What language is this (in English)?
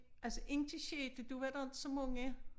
Danish